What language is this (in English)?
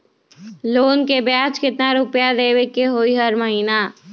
Magahi